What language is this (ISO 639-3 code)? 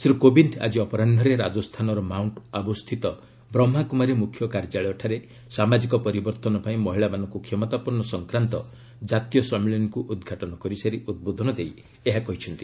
ori